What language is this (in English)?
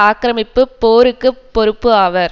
Tamil